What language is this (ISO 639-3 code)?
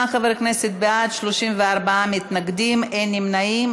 heb